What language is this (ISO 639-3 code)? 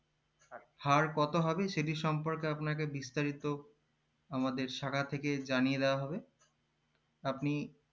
ben